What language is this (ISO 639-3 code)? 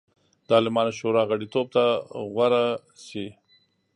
pus